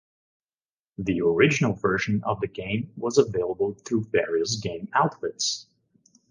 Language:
English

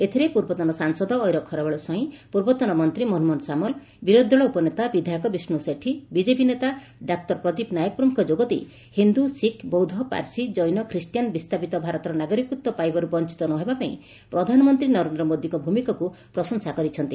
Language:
Odia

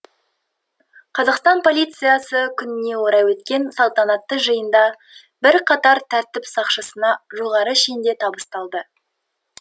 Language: Kazakh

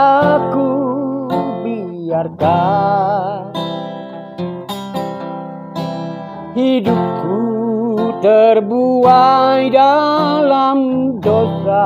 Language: Indonesian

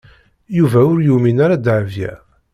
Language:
Kabyle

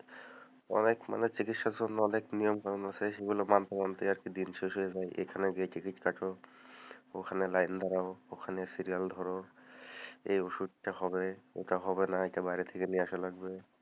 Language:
Bangla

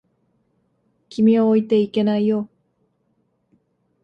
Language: Japanese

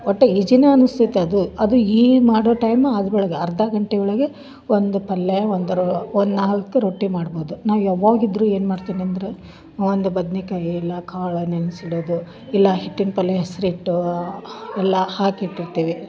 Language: Kannada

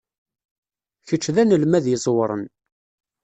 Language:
Kabyle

